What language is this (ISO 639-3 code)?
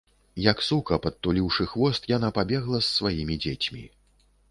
bel